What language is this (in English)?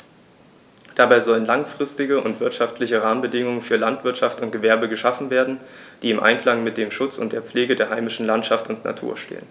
German